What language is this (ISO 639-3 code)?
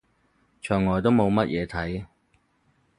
yue